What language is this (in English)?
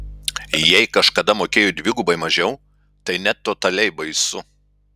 Lithuanian